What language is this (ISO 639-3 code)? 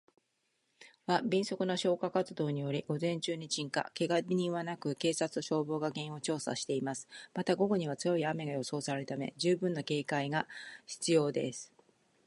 jpn